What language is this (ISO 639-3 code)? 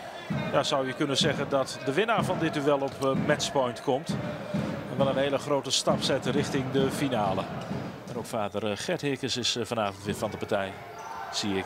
nld